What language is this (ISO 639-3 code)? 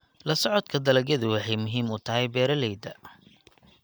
som